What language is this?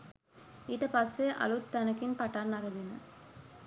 Sinhala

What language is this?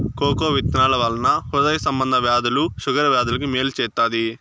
Telugu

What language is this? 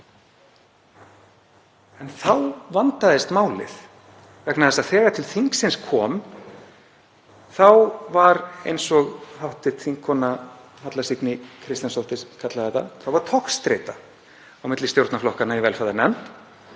Icelandic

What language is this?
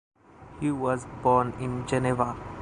English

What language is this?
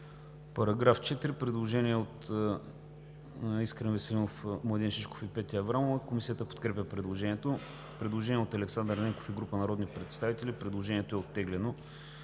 Bulgarian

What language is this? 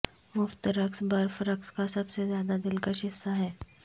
Urdu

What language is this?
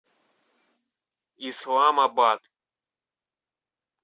Russian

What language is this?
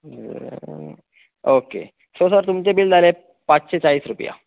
Konkani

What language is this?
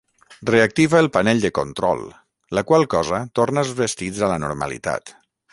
Catalan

